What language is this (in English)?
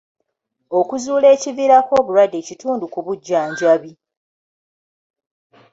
Ganda